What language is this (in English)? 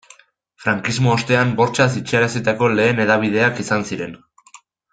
Basque